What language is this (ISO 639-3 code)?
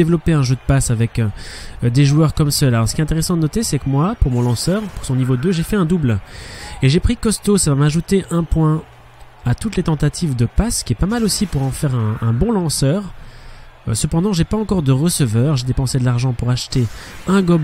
fra